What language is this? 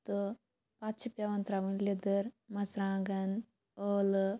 Kashmiri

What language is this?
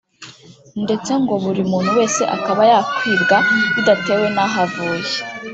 Kinyarwanda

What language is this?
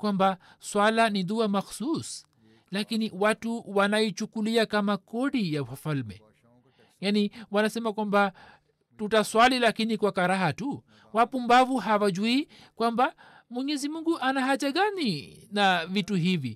Swahili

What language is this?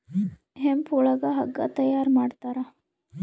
Kannada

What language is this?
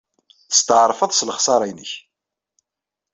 Kabyle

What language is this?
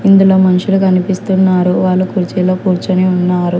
Telugu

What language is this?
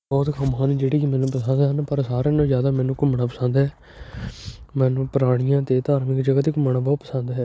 Punjabi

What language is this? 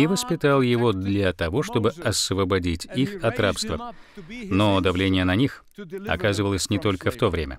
Russian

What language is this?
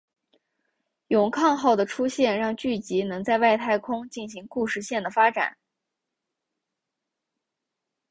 Chinese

